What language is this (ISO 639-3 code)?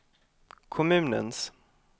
swe